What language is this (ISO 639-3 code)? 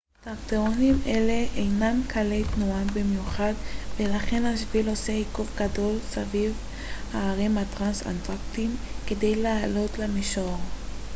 heb